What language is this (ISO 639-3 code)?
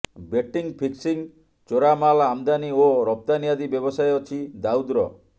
ori